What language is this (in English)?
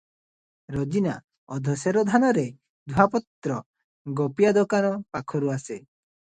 Odia